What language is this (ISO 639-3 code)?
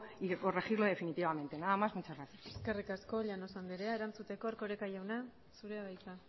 eus